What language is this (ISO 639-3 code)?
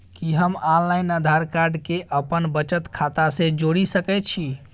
mai